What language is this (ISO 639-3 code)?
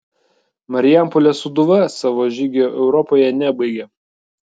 lit